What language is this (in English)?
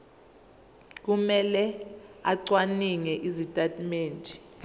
Zulu